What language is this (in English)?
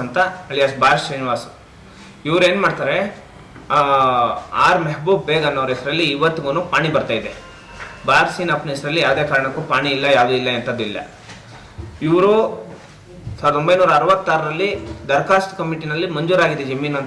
English